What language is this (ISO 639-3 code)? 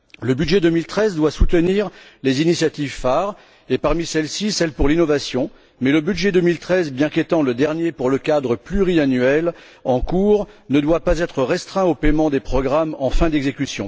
fra